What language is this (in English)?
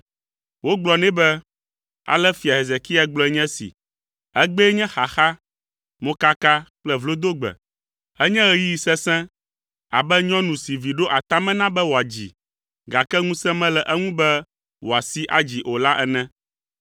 Ewe